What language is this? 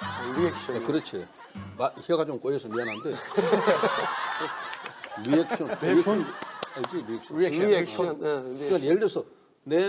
Korean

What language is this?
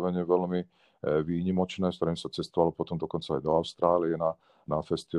Slovak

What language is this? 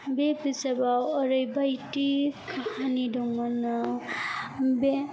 Bodo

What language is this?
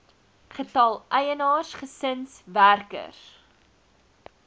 Afrikaans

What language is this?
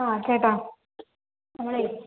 Malayalam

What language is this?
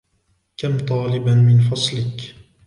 Arabic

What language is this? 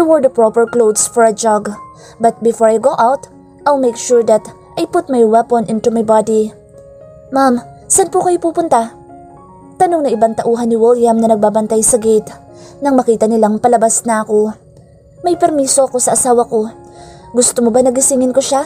Filipino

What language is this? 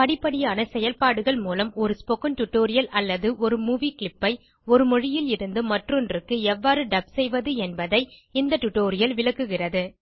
Tamil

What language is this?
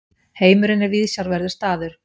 Icelandic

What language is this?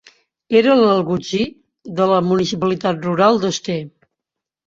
Catalan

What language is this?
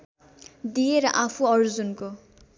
Nepali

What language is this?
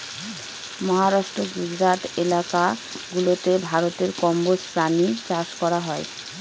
Bangla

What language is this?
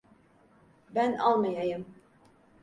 Turkish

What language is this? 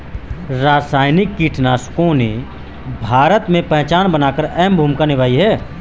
Hindi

